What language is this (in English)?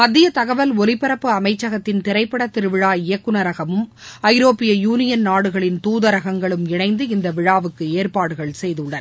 Tamil